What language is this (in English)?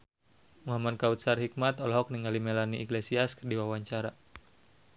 Sundanese